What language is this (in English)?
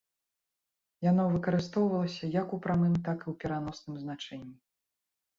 Belarusian